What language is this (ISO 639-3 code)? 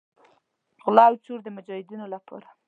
pus